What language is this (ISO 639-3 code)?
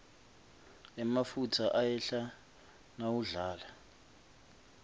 ssw